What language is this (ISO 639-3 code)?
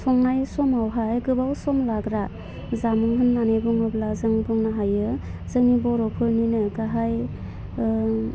brx